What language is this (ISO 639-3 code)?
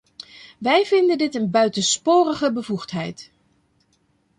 nld